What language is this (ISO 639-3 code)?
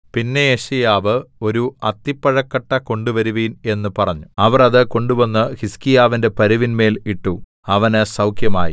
mal